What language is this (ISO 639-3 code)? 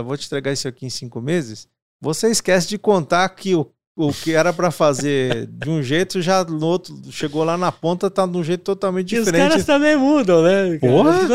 por